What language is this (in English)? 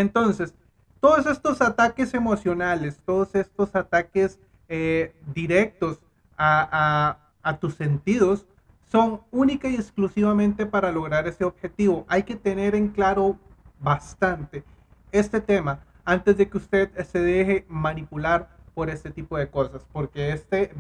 Spanish